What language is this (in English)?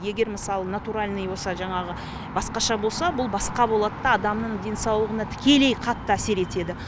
Kazakh